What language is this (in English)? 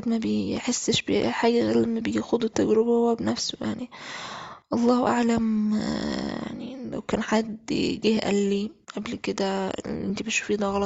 Arabic